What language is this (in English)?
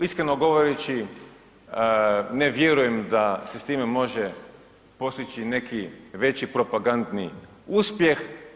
Croatian